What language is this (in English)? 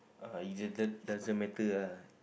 English